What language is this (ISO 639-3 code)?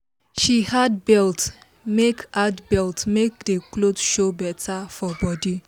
pcm